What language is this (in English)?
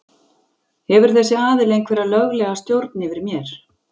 Icelandic